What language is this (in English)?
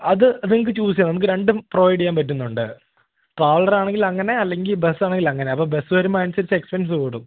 Malayalam